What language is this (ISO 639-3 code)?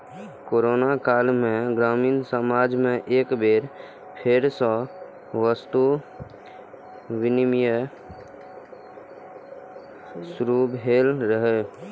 mai